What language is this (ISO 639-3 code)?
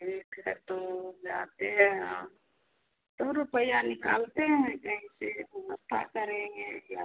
hin